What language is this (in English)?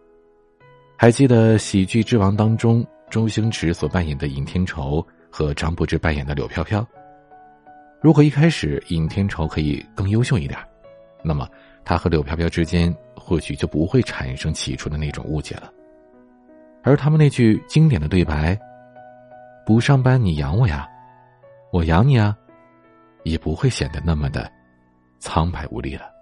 Chinese